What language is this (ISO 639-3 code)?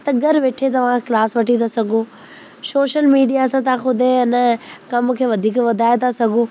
snd